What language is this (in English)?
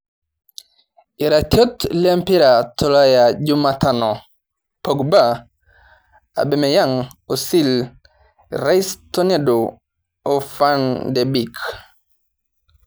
Masai